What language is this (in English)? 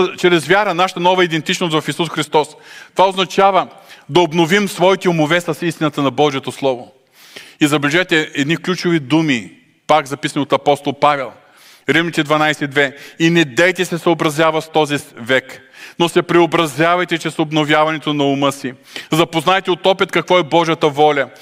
Bulgarian